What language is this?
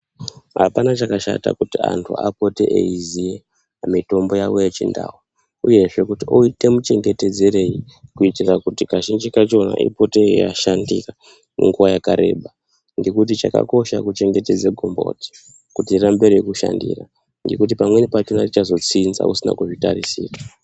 Ndau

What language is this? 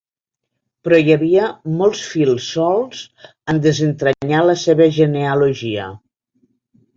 Catalan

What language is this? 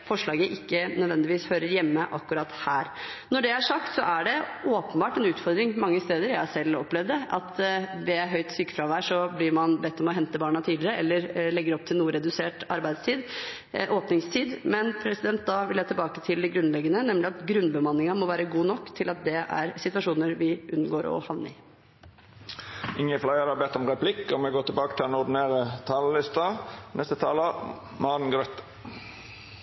Norwegian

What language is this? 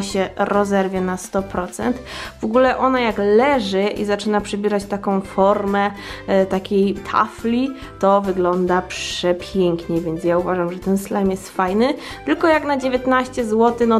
Polish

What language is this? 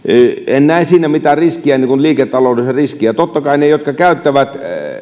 Finnish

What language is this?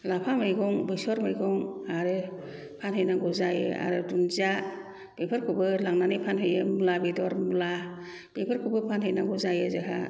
Bodo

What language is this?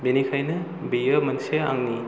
Bodo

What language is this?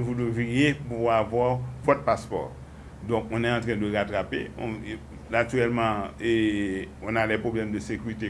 French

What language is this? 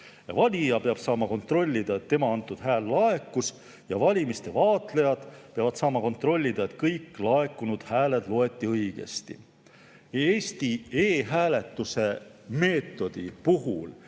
Estonian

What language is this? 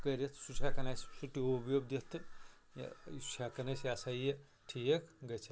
Kashmiri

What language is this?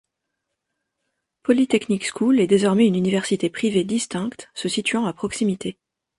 French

